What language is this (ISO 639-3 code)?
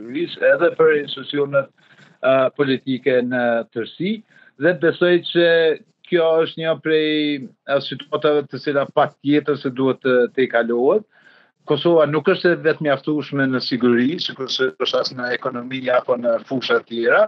ron